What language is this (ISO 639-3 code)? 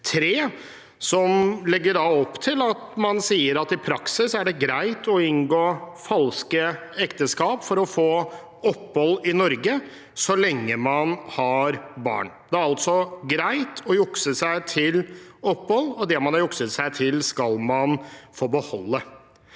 nor